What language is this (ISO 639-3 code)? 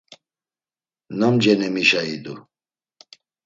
lzz